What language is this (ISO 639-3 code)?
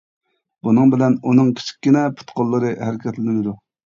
uig